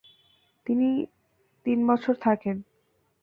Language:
Bangla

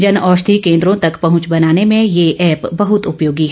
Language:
Hindi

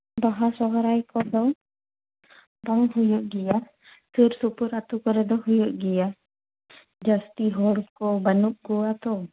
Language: Santali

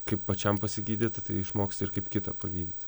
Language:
Lithuanian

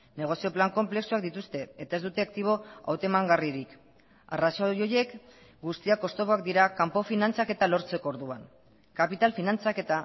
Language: Basque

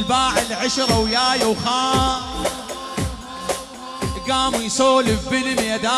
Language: Arabic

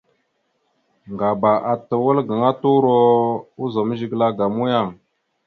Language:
Mada (Cameroon)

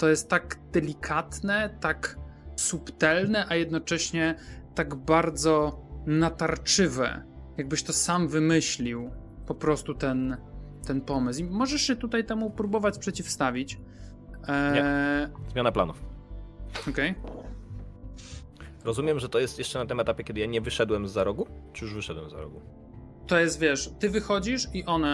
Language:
Polish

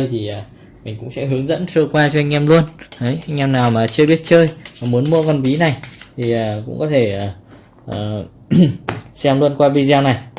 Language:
Vietnamese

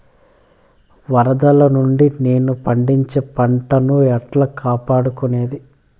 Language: Telugu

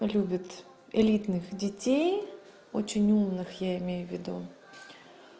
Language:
Russian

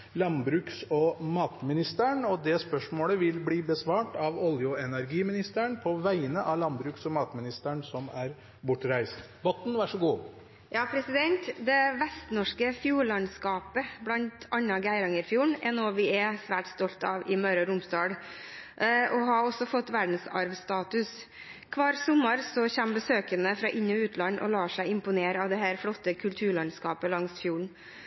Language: Norwegian Bokmål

